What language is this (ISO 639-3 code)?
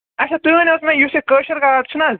kas